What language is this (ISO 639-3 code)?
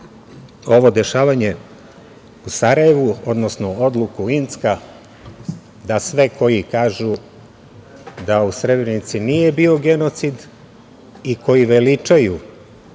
srp